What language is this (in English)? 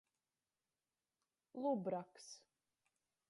Latgalian